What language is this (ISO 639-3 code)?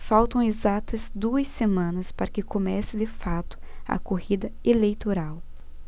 por